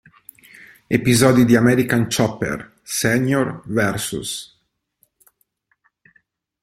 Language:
Italian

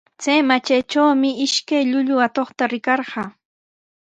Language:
Sihuas Ancash Quechua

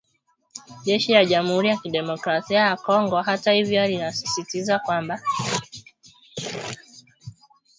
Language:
Swahili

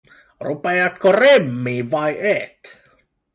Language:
Finnish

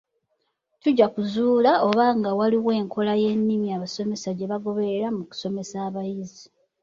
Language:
Ganda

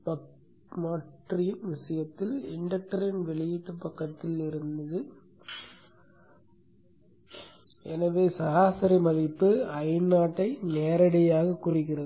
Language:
Tamil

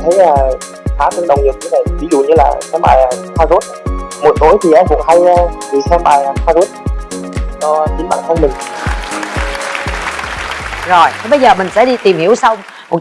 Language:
Vietnamese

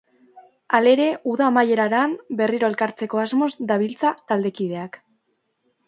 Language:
Basque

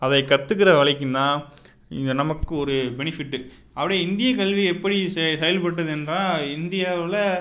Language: Tamil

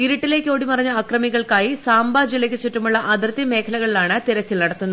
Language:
Malayalam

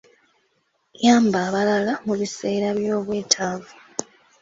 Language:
Ganda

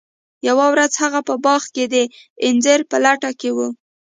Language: Pashto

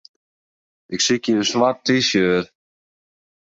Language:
Western Frisian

